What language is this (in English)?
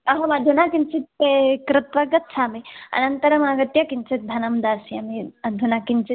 Sanskrit